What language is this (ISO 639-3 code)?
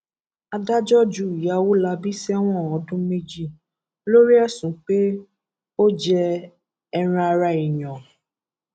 yor